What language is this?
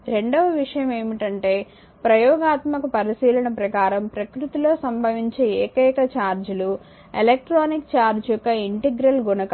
Telugu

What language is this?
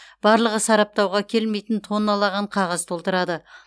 Kazakh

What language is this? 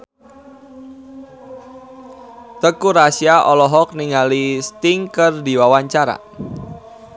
Sundanese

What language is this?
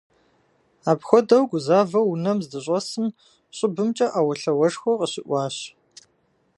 Kabardian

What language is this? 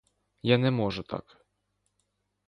Ukrainian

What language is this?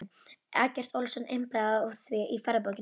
Icelandic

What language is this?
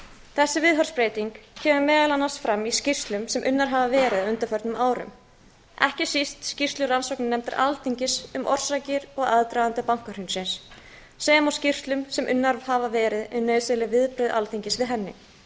Icelandic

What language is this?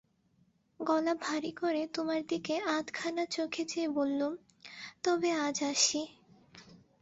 Bangla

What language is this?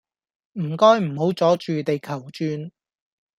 Cantonese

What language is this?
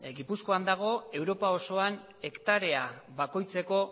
Basque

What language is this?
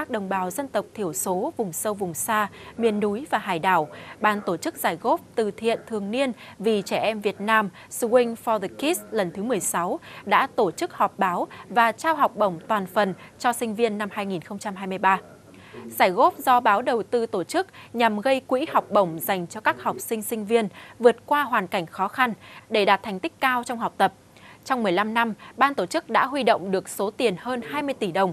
Vietnamese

